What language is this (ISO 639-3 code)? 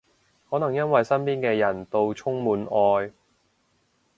yue